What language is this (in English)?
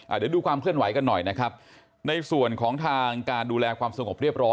Thai